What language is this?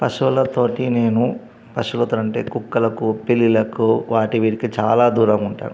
Telugu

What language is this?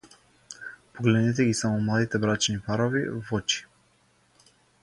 Macedonian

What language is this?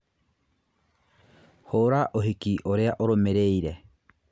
Kikuyu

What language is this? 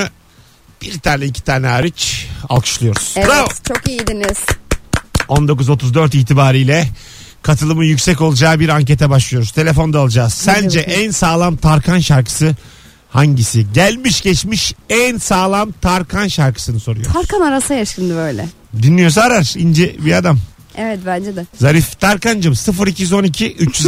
Turkish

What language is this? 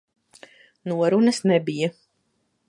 Latvian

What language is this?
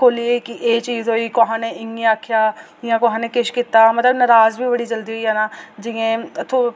Dogri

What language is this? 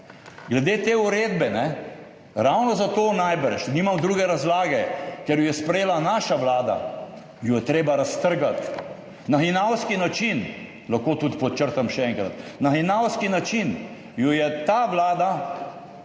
Slovenian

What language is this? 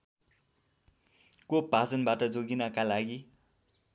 Nepali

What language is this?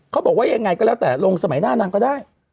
Thai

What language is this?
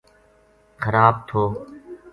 Gujari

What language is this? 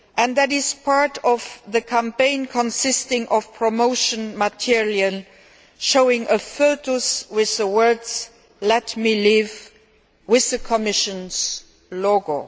English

